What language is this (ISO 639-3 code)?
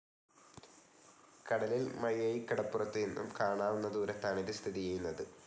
mal